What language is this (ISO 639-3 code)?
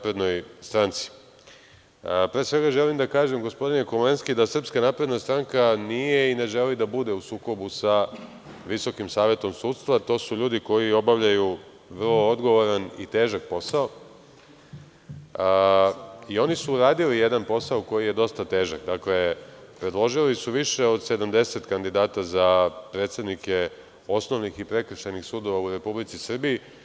srp